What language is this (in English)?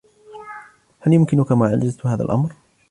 Arabic